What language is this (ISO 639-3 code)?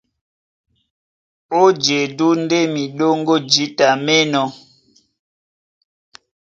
dua